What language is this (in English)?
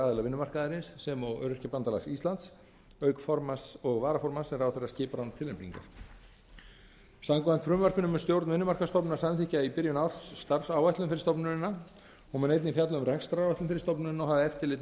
Icelandic